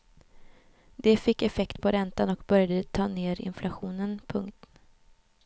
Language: Swedish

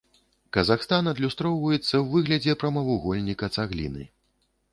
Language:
Belarusian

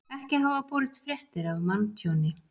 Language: Icelandic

